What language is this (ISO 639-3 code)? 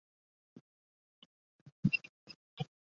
zho